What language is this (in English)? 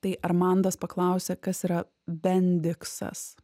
Lithuanian